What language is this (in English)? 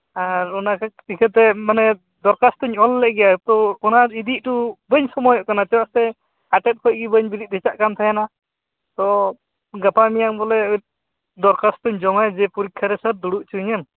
Santali